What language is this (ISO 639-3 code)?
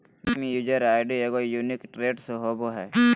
mag